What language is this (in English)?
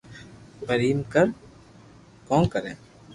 Loarki